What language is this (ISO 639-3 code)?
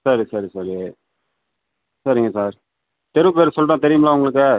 tam